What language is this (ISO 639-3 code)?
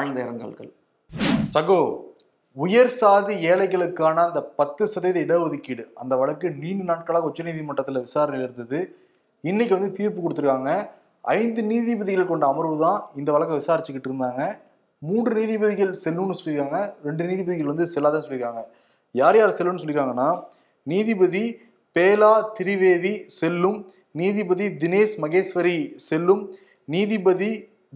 tam